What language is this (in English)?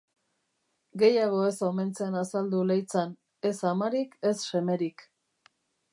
Basque